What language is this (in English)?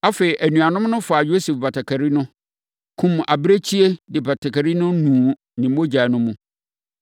Akan